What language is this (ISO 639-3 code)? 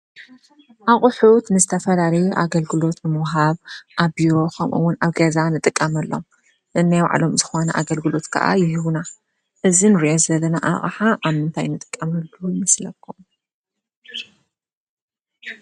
tir